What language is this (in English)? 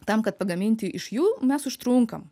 Lithuanian